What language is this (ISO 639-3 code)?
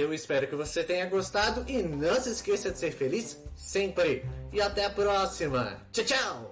por